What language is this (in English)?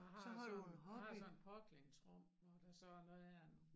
Danish